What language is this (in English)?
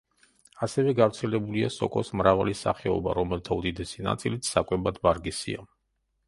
Georgian